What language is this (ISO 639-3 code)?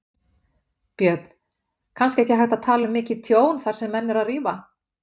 isl